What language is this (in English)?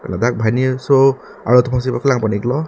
Karbi